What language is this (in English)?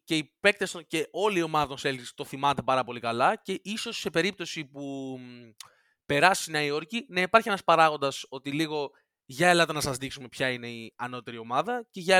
Greek